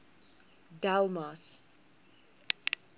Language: Afrikaans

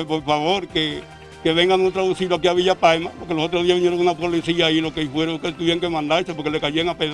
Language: Spanish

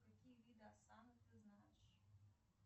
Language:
Russian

